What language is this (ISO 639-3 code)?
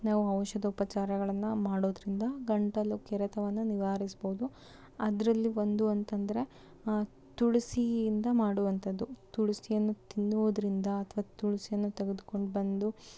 kan